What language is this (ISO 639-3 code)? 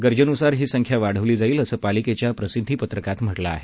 mar